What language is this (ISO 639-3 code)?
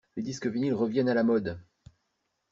fra